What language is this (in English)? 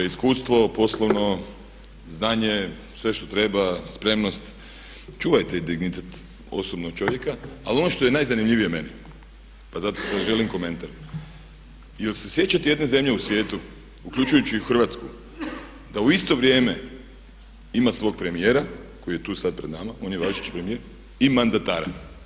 Croatian